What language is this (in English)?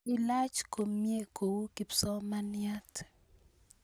Kalenjin